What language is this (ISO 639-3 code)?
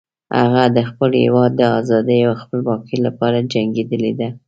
pus